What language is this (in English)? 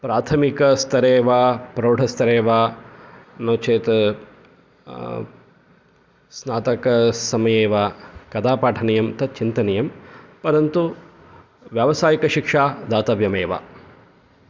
Sanskrit